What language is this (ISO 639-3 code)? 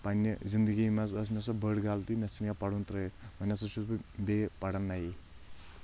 kas